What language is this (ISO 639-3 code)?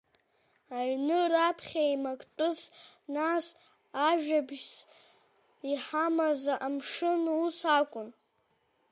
abk